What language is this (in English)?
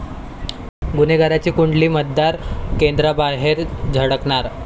Marathi